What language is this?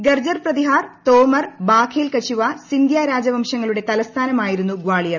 Malayalam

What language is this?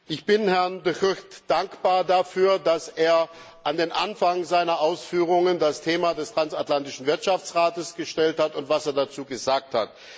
German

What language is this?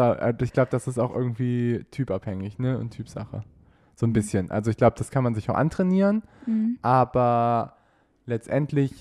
German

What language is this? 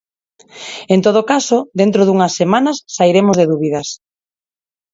Galician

